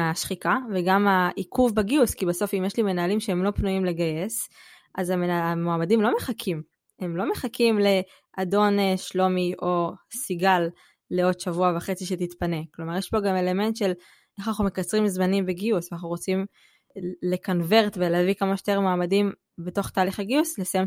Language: Hebrew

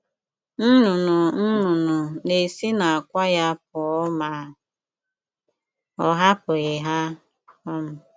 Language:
Igbo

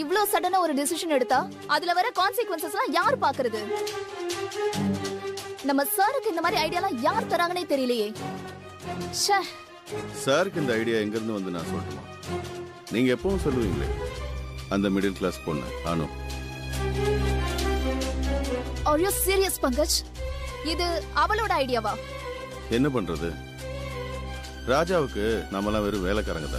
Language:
Tamil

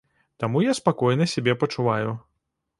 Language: Belarusian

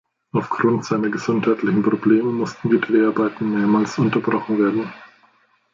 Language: German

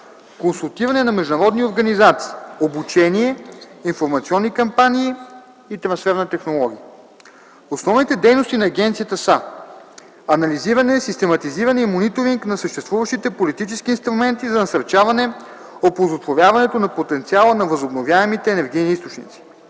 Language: Bulgarian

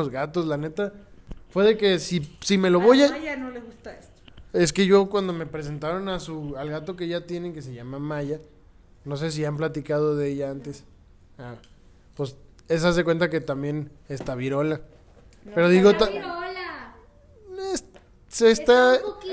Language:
Spanish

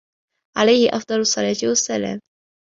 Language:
Arabic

